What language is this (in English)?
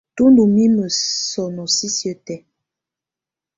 Tunen